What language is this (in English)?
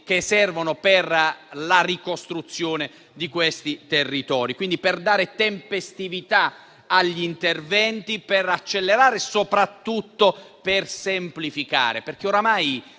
Italian